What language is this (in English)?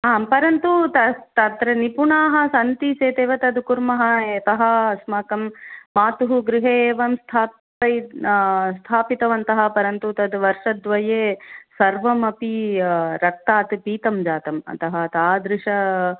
Sanskrit